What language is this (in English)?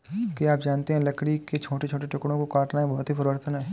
Hindi